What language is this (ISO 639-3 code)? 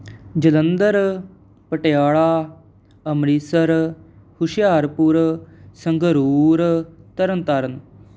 pan